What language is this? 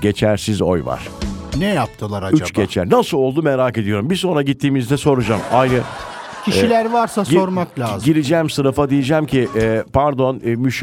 Turkish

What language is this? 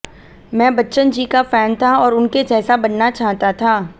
Hindi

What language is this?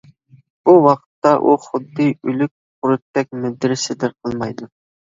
Uyghur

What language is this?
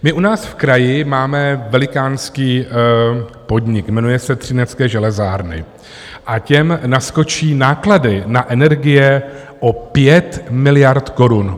Czech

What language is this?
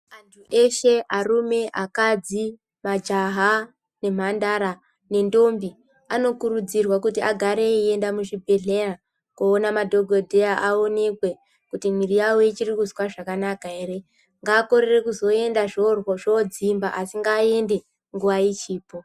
Ndau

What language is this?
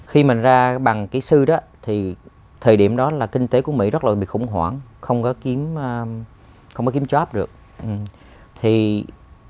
Vietnamese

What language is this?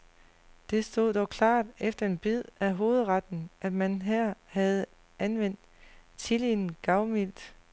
Danish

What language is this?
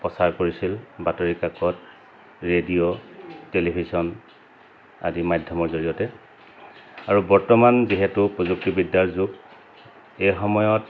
Assamese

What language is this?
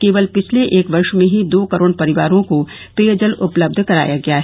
Hindi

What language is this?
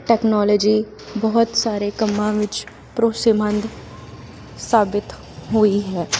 Punjabi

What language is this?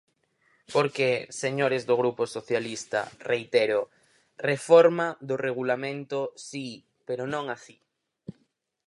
Galician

